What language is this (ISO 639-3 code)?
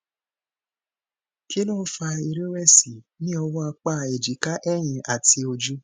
yor